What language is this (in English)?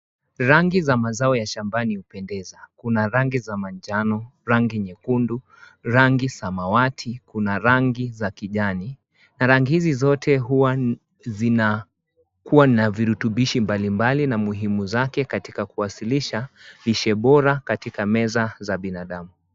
Swahili